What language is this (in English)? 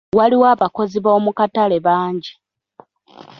Ganda